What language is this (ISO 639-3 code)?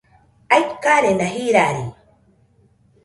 hux